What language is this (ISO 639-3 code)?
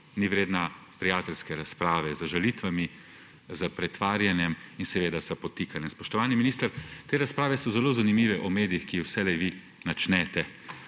slv